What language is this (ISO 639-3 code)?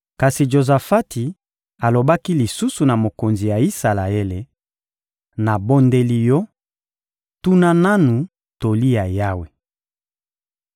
lin